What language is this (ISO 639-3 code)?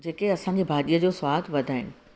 snd